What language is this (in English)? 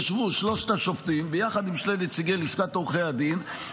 Hebrew